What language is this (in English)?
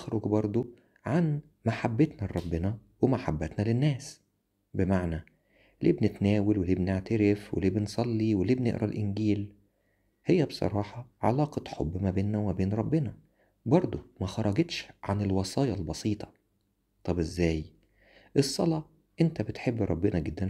Arabic